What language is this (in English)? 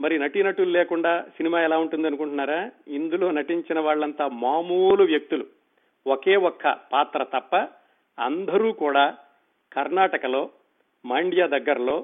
Telugu